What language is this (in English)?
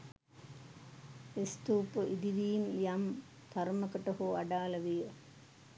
Sinhala